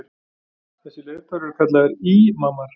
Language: Icelandic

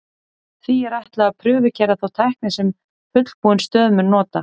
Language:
Icelandic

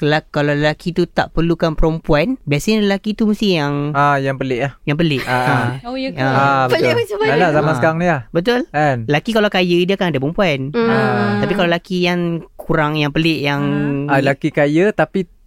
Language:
Malay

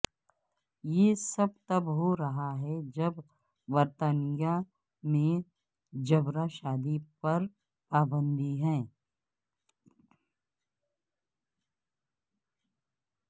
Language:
Urdu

